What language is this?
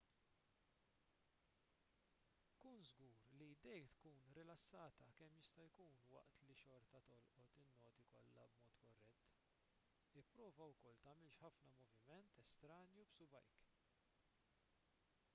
Maltese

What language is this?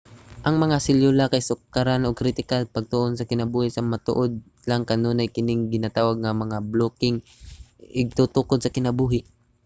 Cebuano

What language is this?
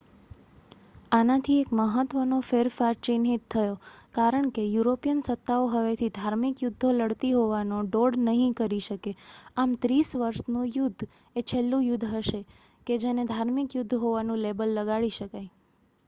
Gujarati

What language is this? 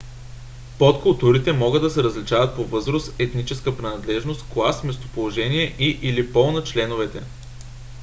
Bulgarian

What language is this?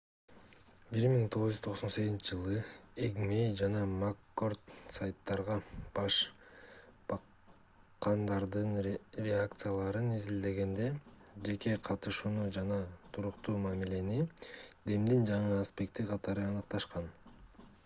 Kyrgyz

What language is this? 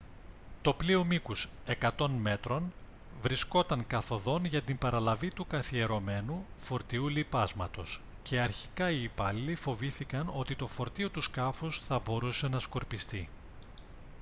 Greek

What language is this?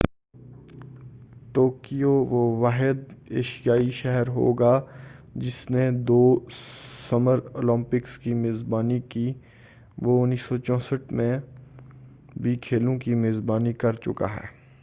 Urdu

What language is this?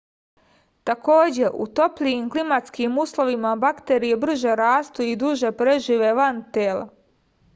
Serbian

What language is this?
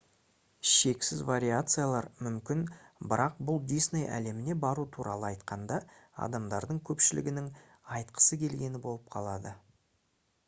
Kazakh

